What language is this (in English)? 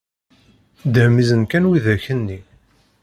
Kabyle